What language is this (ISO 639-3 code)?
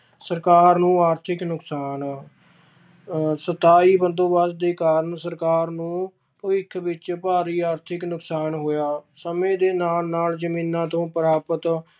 pan